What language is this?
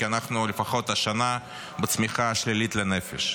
Hebrew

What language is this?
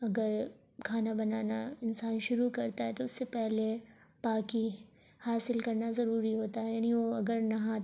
Urdu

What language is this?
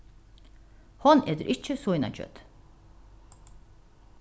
Faroese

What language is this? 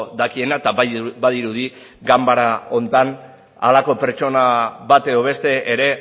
Basque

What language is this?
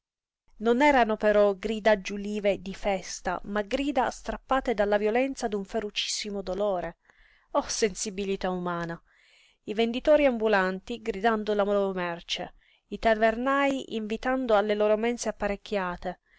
Italian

